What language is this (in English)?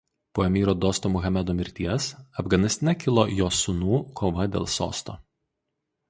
Lithuanian